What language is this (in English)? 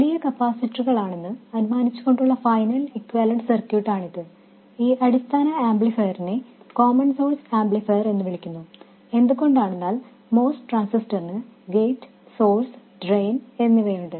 Malayalam